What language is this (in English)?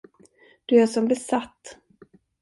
Swedish